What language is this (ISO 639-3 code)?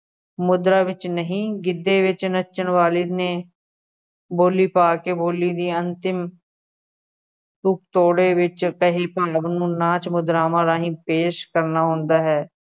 pan